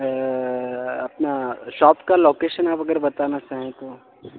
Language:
Urdu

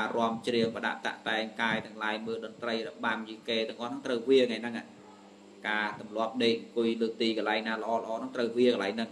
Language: Vietnamese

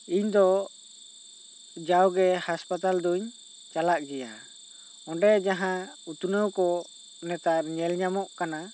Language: Santali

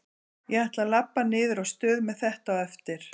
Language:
Icelandic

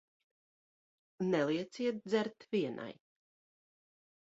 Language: Latvian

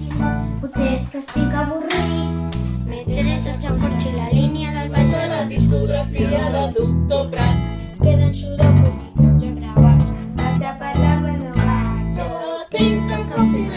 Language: Catalan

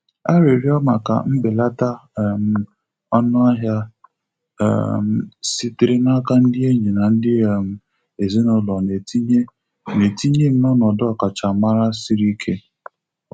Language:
Igbo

